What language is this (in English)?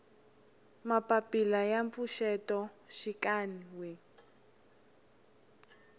Tsonga